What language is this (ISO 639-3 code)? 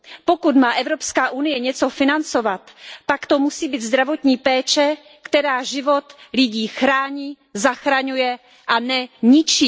ces